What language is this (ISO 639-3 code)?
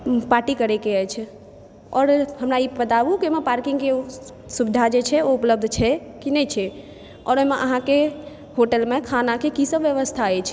mai